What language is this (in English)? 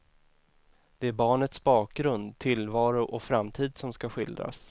Swedish